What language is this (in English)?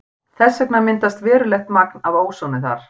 Icelandic